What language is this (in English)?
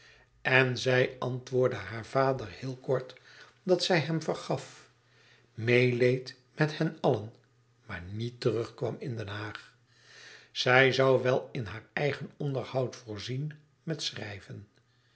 Dutch